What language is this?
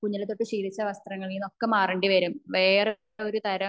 Malayalam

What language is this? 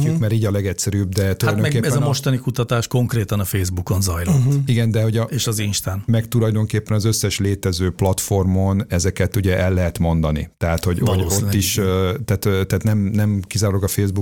Hungarian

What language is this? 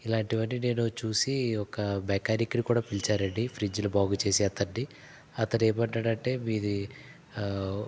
Telugu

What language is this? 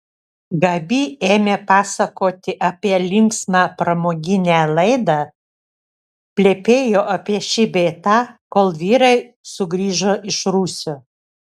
Lithuanian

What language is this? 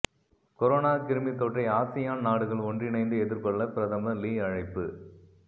Tamil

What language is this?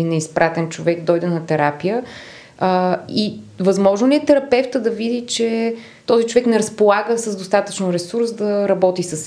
Bulgarian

